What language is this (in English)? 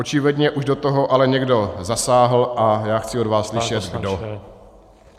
Czech